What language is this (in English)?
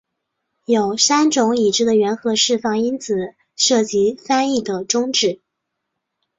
Chinese